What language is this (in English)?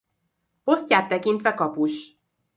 Hungarian